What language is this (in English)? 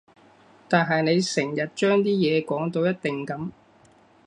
Cantonese